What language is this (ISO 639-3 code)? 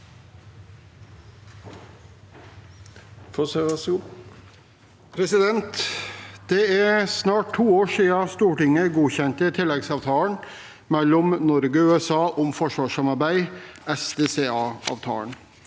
nor